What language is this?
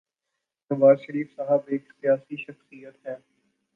Urdu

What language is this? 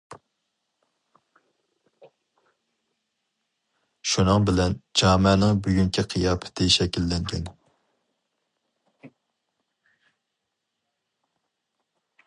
Uyghur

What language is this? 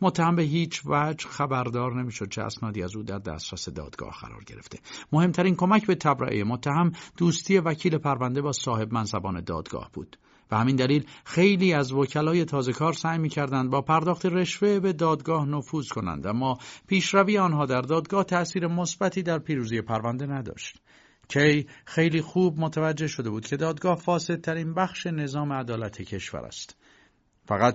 Persian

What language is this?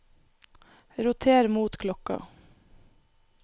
Norwegian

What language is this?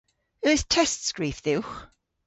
Cornish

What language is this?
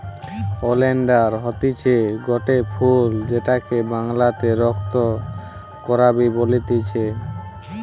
Bangla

